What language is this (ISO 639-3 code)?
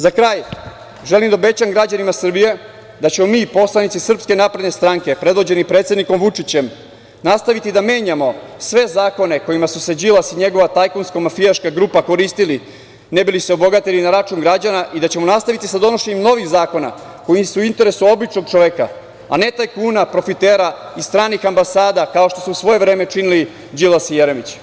srp